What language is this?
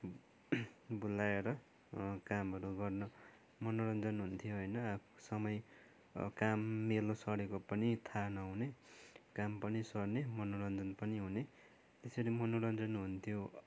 Nepali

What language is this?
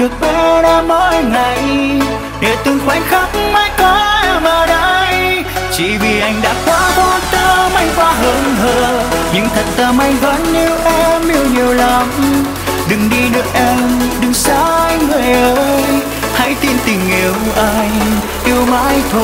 Vietnamese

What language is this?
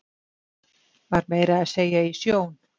Icelandic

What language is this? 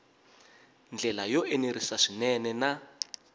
Tsonga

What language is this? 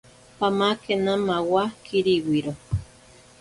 Ashéninka Perené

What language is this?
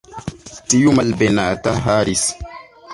Esperanto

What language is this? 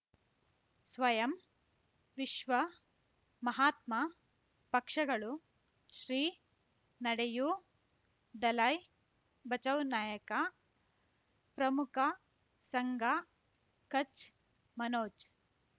Kannada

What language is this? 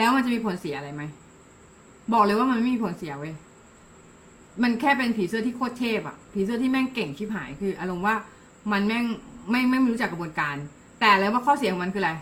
Thai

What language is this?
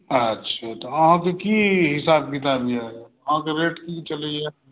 Maithili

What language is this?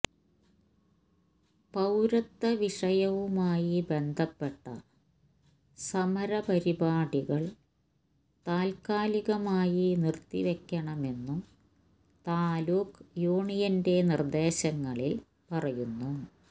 Malayalam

